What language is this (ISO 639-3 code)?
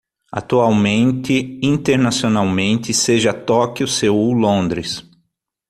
por